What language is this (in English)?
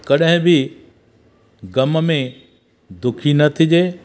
Sindhi